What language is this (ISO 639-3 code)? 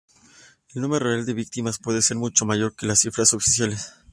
spa